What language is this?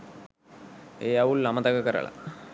Sinhala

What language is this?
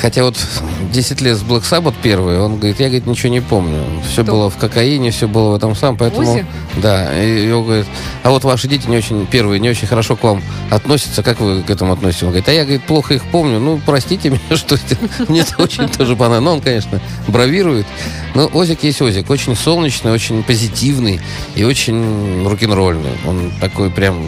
Russian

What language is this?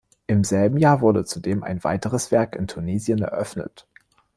German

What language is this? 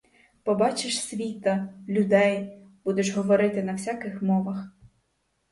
Ukrainian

